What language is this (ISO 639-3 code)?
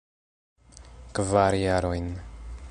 epo